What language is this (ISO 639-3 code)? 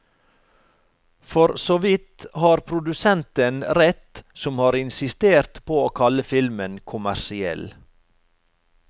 nor